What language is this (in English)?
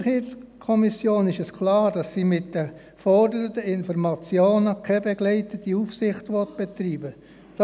Swiss German